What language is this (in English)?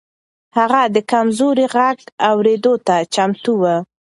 Pashto